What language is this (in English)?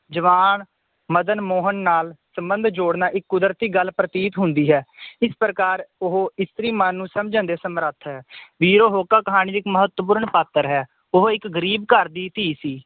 Punjabi